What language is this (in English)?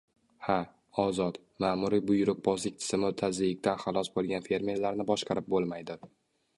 Uzbek